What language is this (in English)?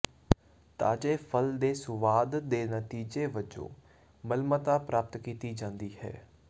Punjabi